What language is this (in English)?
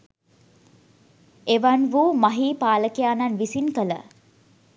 Sinhala